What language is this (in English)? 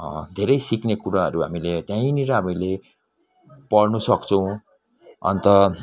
Nepali